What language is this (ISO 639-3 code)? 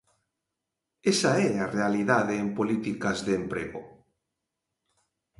glg